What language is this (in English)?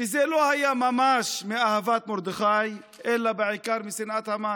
Hebrew